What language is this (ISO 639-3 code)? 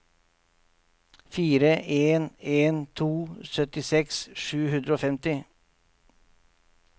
nor